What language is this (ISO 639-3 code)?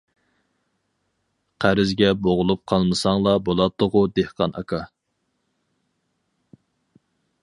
uig